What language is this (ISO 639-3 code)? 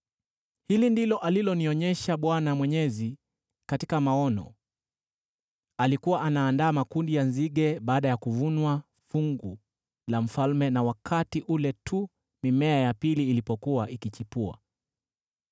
swa